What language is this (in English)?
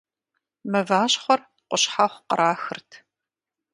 Kabardian